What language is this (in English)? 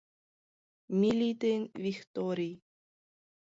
Mari